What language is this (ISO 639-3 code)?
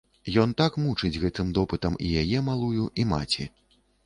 bel